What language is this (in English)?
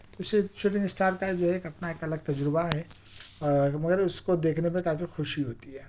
Urdu